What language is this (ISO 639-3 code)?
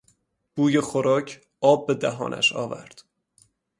fas